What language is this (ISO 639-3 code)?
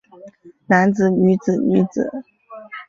zho